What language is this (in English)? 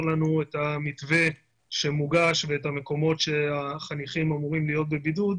Hebrew